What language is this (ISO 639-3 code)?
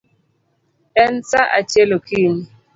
luo